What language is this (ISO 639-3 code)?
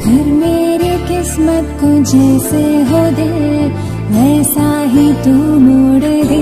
hin